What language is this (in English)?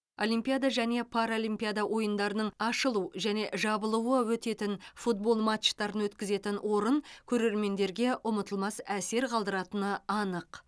Kazakh